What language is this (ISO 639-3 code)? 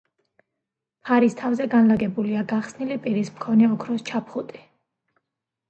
kat